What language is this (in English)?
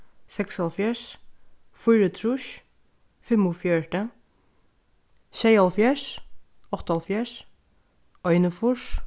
Faroese